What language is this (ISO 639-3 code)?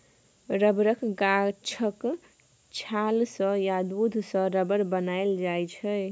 mai